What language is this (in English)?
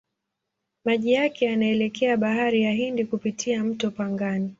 Swahili